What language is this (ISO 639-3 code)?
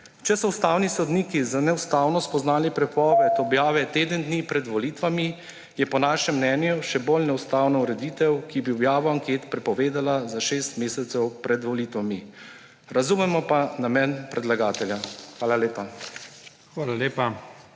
slv